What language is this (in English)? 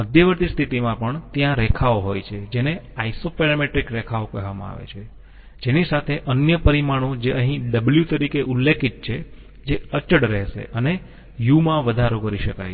Gujarati